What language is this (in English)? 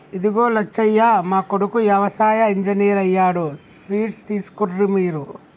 Telugu